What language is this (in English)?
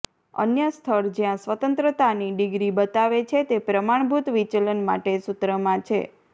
Gujarati